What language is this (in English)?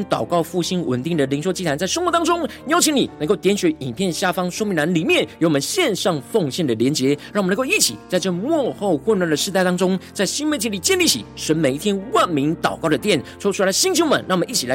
Chinese